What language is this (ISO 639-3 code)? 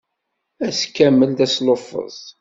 kab